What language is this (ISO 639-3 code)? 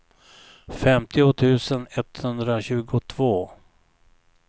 swe